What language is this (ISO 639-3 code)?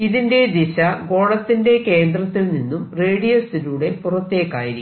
mal